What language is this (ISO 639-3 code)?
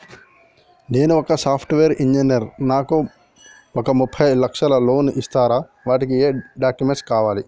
tel